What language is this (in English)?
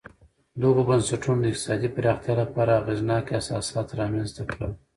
Pashto